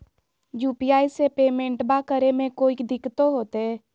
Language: Magahi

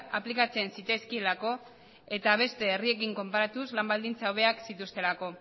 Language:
Basque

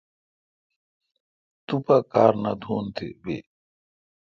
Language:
Kalkoti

